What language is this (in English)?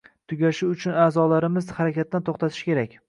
Uzbek